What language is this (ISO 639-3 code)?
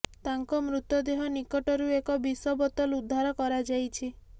ori